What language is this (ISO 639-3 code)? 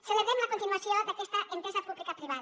cat